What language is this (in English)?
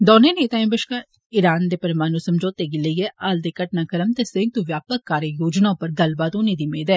Dogri